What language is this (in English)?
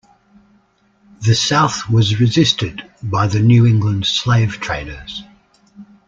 English